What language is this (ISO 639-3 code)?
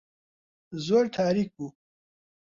ckb